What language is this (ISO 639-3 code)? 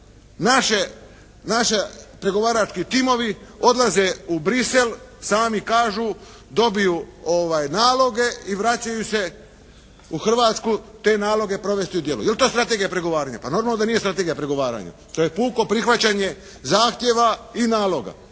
hrv